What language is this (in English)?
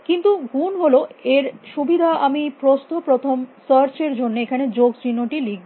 Bangla